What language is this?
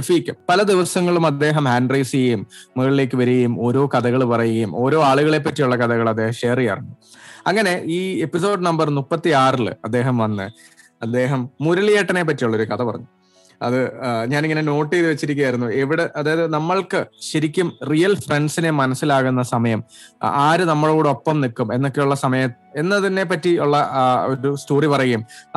Malayalam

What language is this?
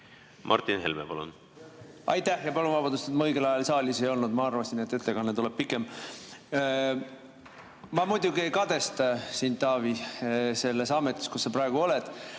Estonian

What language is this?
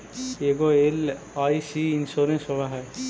Magahi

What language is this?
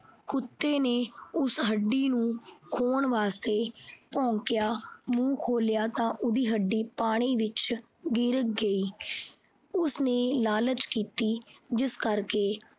Punjabi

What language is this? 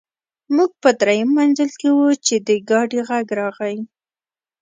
Pashto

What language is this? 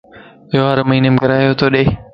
Lasi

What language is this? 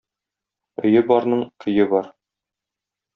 Tatar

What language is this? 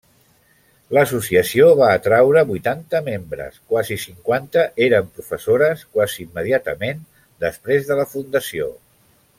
Catalan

